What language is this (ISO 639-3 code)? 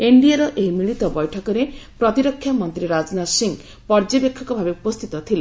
ori